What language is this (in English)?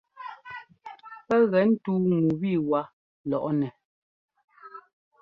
Ngomba